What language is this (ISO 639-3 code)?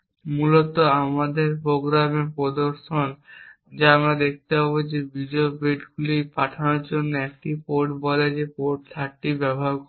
ben